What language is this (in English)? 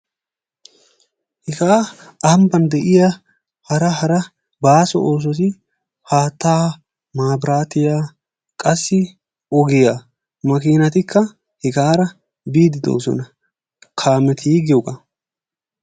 Wolaytta